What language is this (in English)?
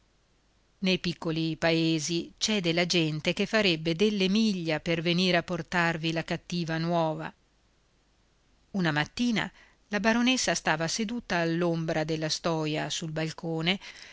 Italian